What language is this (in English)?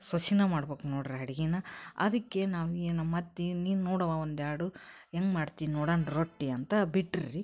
Kannada